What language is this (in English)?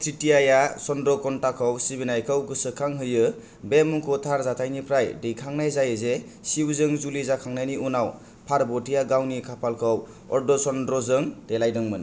Bodo